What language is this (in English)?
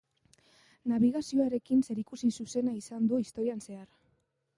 Basque